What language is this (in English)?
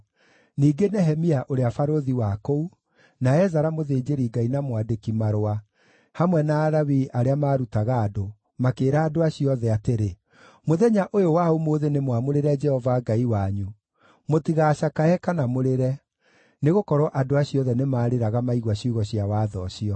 Kikuyu